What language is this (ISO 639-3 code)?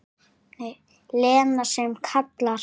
isl